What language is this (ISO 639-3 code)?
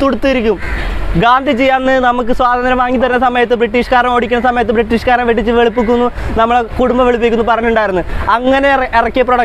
ron